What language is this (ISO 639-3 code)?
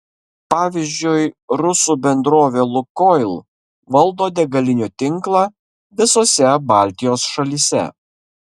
lit